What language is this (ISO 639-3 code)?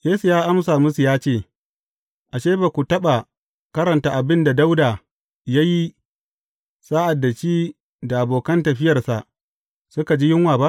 hau